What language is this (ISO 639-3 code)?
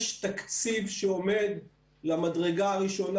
heb